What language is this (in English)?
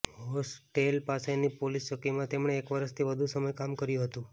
Gujarati